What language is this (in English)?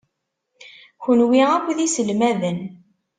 Kabyle